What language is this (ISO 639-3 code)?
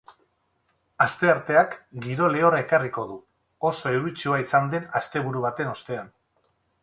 eus